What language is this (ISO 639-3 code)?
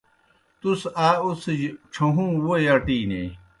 plk